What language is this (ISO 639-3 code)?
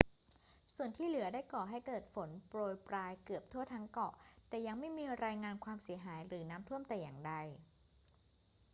tha